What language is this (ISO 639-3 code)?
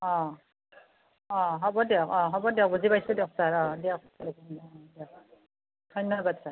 asm